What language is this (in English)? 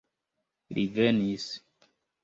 Esperanto